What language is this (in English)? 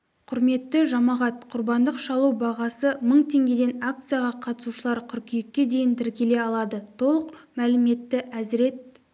Kazakh